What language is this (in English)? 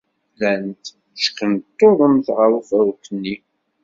Kabyle